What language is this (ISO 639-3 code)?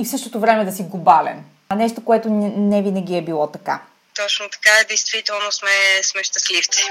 bul